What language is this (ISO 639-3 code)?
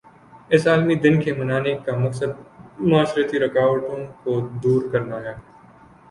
urd